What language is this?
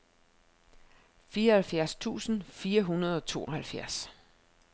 Danish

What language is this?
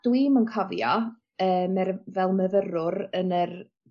Welsh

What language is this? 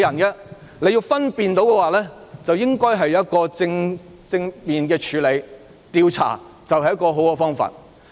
Cantonese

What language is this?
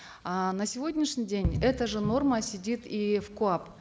Kazakh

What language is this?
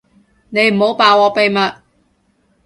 Cantonese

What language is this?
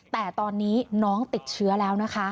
Thai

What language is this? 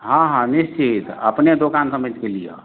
Maithili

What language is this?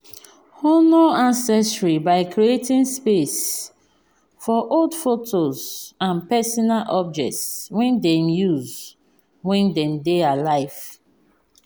Nigerian Pidgin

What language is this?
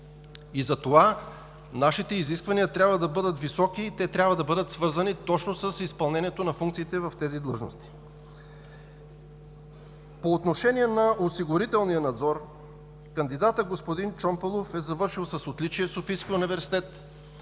Bulgarian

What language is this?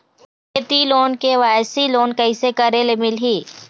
Chhattisgarhi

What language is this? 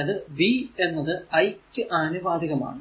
Malayalam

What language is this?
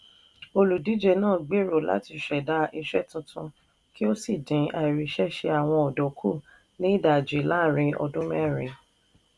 Yoruba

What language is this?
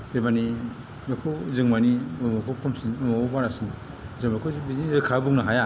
Bodo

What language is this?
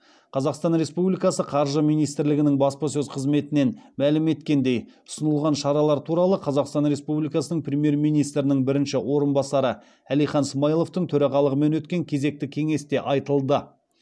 Kazakh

